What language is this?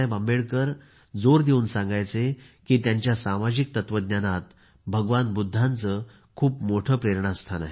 Marathi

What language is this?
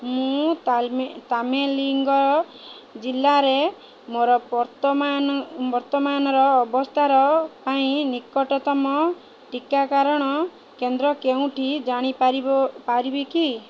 Odia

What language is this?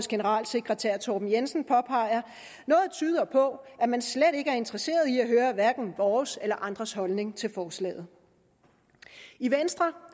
Danish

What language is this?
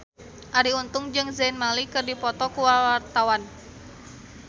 Sundanese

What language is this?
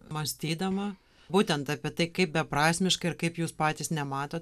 Lithuanian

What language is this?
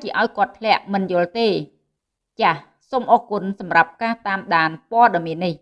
Vietnamese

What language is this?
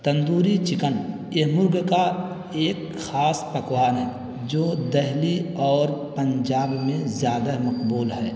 Urdu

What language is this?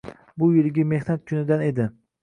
Uzbek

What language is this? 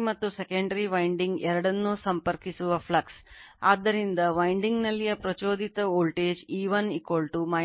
Kannada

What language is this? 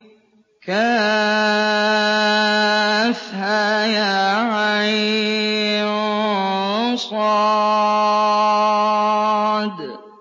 Arabic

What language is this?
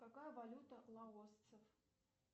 Russian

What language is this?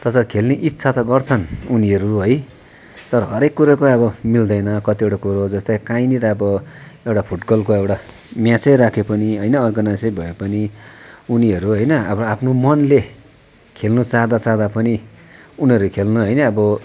Nepali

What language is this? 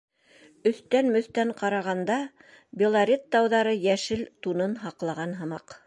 Bashkir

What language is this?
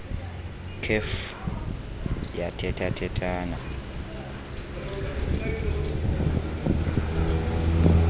Xhosa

